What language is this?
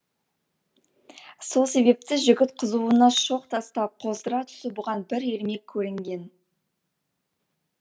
Kazakh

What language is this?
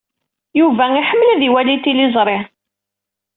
Kabyle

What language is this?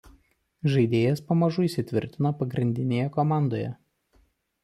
Lithuanian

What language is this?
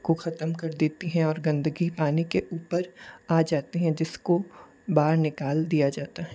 Hindi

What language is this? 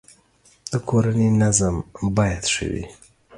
Pashto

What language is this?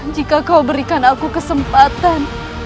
Indonesian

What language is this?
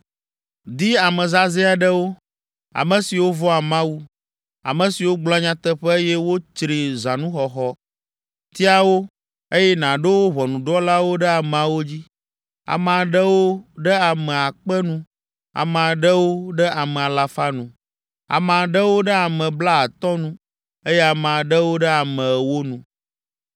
Ewe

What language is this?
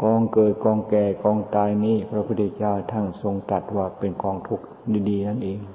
Thai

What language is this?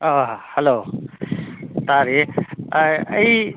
Manipuri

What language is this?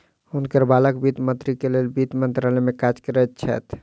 Maithili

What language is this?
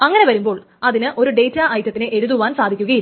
Malayalam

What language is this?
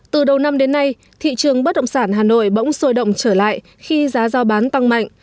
Vietnamese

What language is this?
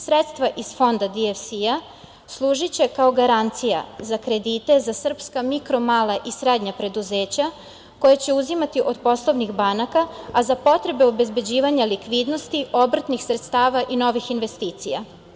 Serbian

